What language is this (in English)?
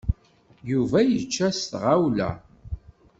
Kabyle